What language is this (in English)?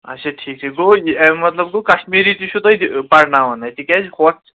Kashmiri